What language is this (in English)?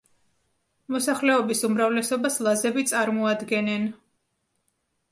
Georgian